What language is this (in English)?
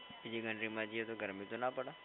Gujarati